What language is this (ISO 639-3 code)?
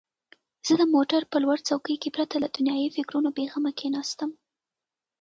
pus